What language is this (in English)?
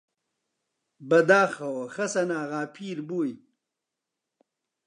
Central Kurdish